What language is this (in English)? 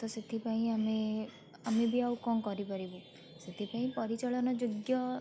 Odia